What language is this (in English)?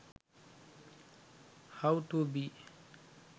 Sinhala